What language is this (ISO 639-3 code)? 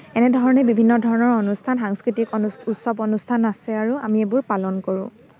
asm